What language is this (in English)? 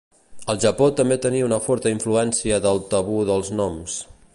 Catalan